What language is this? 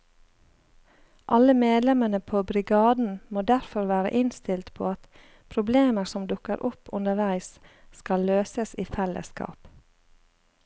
Norwegian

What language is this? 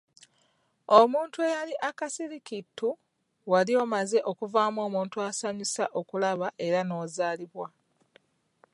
Ganda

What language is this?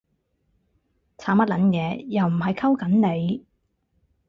Cantonese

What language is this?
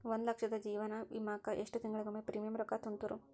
Kannada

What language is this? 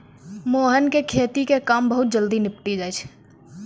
Maithili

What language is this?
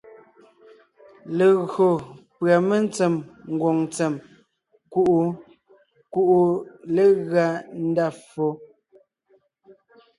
Ngiemboon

